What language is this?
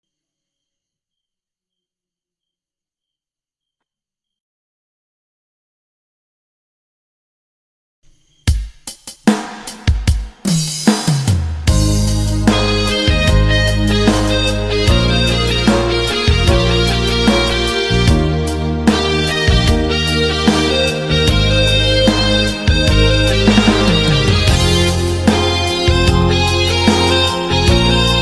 Indonesian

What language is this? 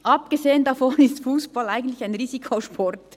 Swiss German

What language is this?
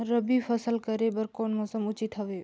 Chhattisgarhi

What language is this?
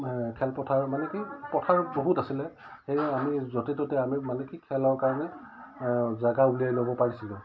Assamese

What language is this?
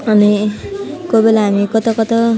Nepali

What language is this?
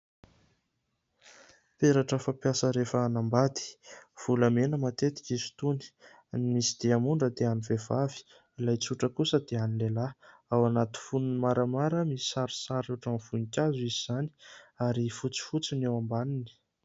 Malagasy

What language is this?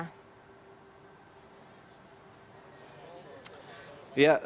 Indonesian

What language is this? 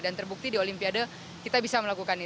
Indonesian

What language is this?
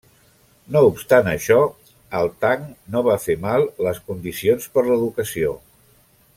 Catalan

